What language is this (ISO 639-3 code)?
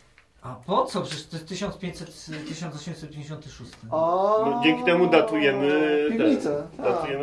pol